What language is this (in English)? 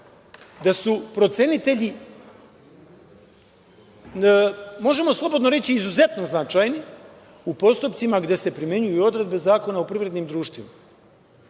Serbian